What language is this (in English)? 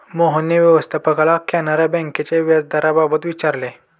Marathi